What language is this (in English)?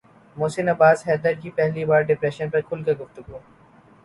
Urdu